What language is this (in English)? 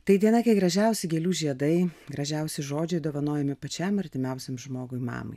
Lithuanian